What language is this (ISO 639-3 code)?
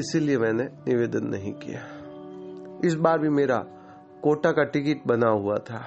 hin